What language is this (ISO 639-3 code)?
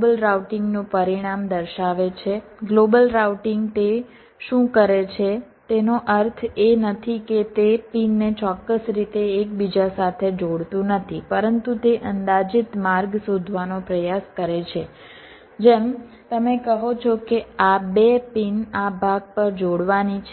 guj